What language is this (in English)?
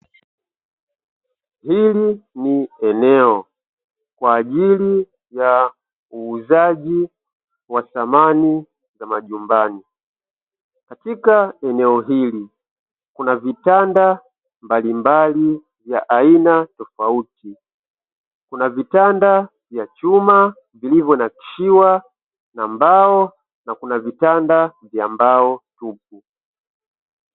Swahili